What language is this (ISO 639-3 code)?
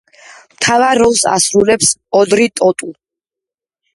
kat